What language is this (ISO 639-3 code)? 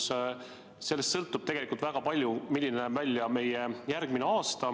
est